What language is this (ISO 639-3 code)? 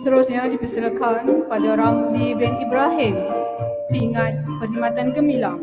msa